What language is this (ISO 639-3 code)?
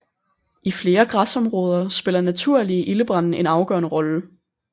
dan